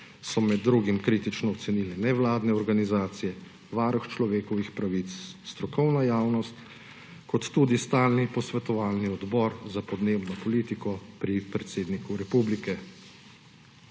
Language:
Slovenian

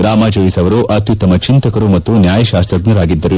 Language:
Kannada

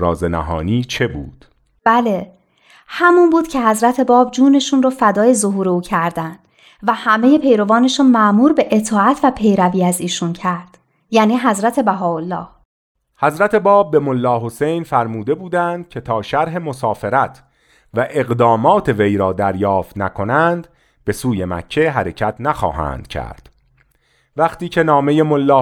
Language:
Persian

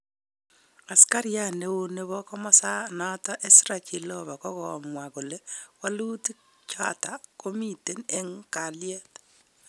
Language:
Kalenjin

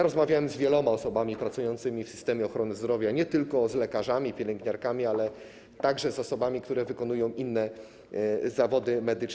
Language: Polish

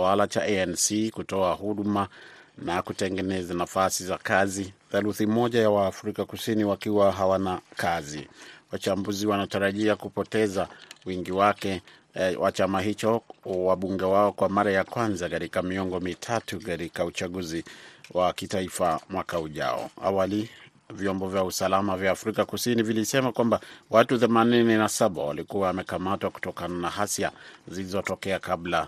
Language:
Swahili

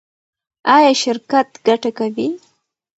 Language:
Pashto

